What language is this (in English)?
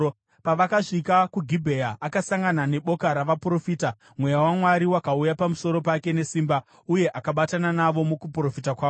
Shona